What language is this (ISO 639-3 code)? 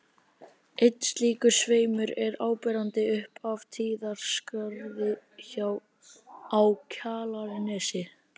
isl